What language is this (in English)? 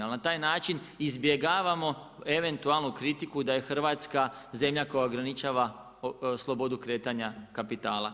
Croatian